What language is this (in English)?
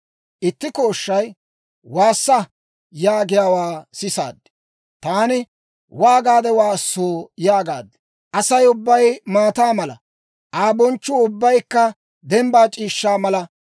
Dawro